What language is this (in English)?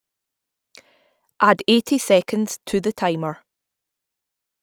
English